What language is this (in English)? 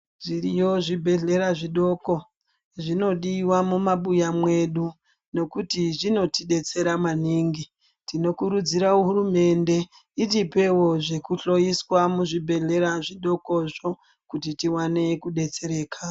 Ndau